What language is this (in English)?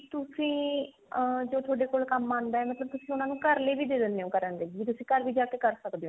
Punjabi